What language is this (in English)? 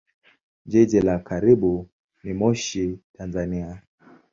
Swahili